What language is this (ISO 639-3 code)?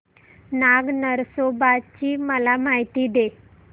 mar